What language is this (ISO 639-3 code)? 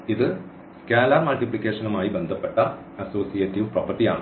mal